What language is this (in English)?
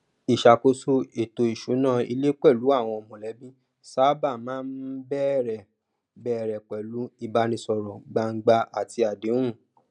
Yoruba